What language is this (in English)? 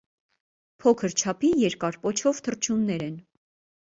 Armenian